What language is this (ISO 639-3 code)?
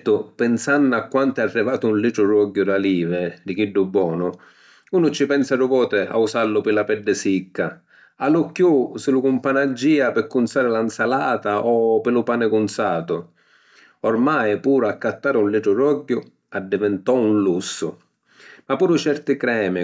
scn